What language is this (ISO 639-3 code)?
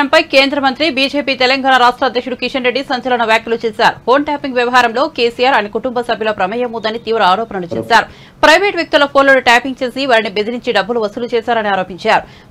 tel